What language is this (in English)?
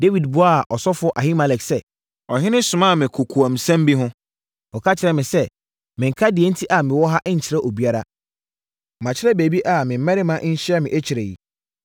Akan